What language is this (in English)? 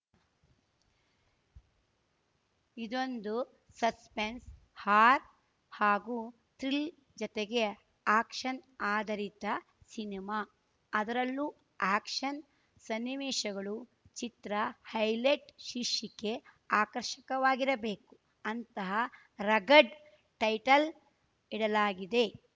Kannada